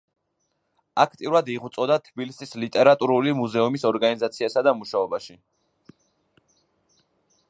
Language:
Georgian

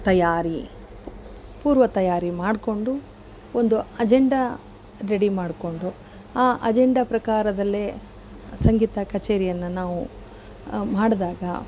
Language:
Kannada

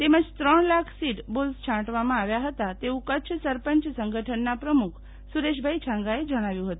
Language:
Gujarati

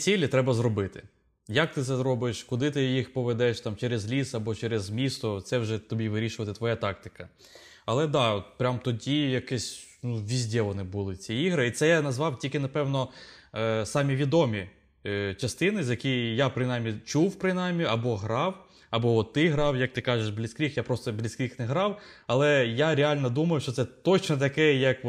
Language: Ukrainian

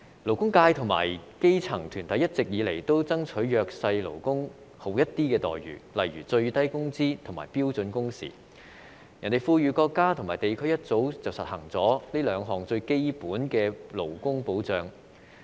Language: Cantonese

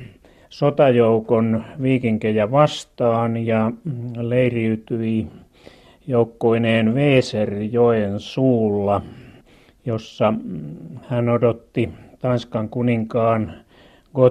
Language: Finnish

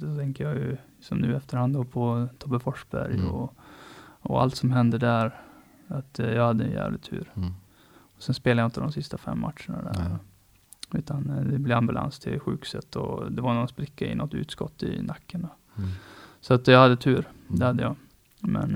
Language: Swedish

